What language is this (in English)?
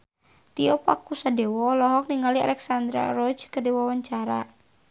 Sundanese